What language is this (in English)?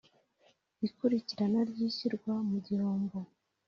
Kinyarwanda